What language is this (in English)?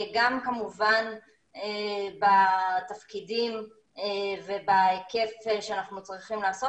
Hebrew